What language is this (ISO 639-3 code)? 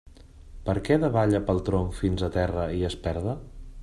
cat